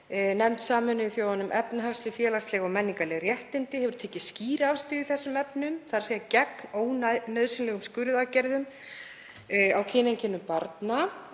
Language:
Icelandic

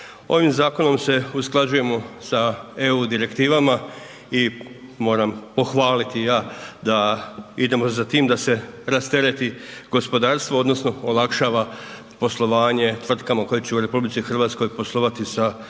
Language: Croatian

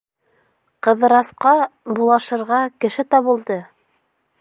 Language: Bashkir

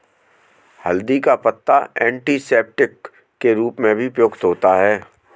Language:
Hindi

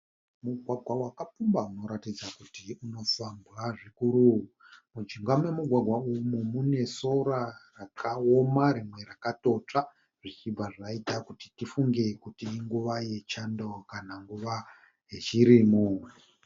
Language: Shona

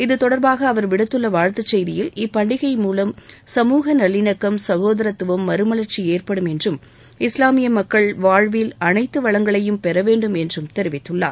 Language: Tamil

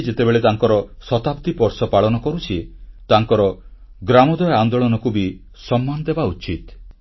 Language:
Odia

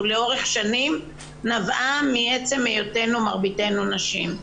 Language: Hebrew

